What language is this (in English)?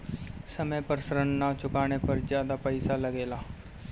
Bhojpuri